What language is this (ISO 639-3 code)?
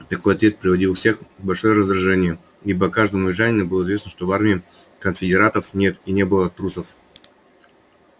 rus